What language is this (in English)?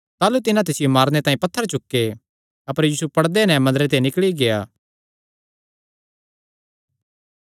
Kangri